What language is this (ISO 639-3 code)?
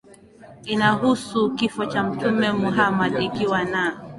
swa